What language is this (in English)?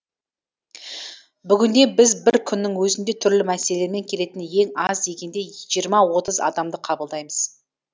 Kazakh